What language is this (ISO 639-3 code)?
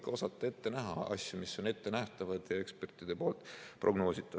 est